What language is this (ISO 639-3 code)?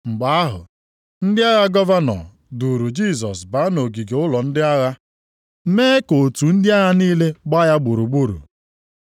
ibo